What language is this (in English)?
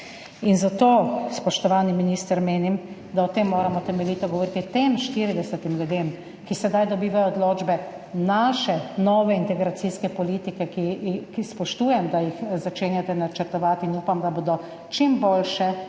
Slovenian